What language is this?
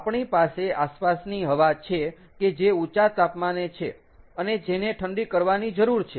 Gujarati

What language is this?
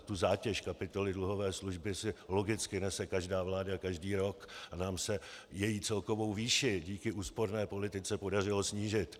Czech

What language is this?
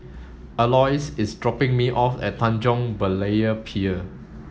English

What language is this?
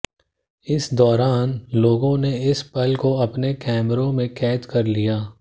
Hindi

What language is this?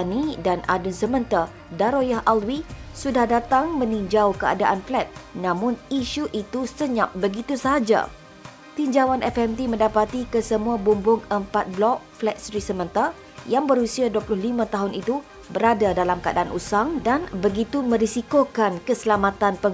Malay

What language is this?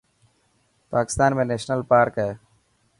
Dhatki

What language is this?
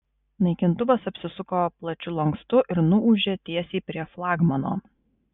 Lithuanian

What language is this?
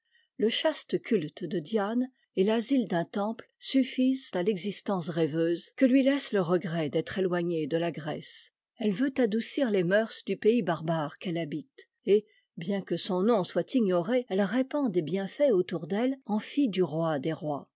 French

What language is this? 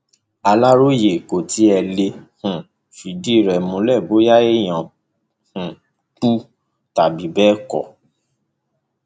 Yoruba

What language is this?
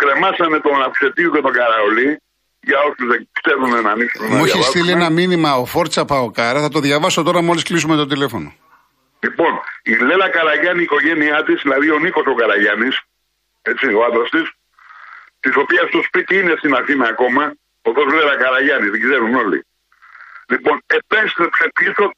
Greek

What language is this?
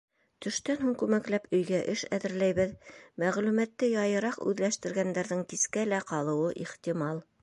Bashkir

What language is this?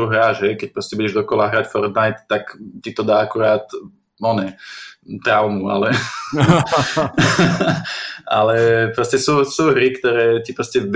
Slovak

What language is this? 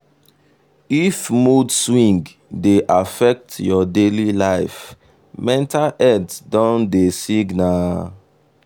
Nigerian Pidgin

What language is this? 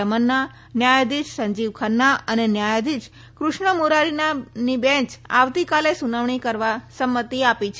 Gujarati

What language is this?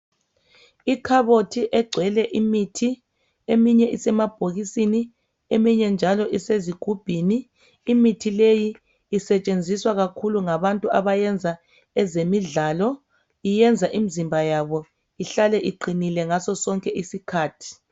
North Ndebele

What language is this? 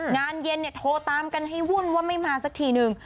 Thai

